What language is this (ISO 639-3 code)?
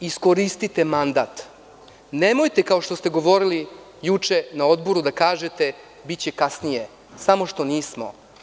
srp